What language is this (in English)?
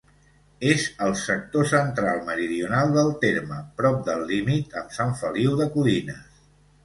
Catalan